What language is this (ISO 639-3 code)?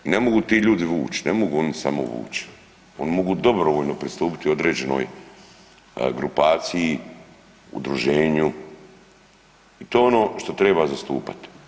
hrv